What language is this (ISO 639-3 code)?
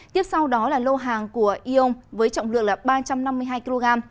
vie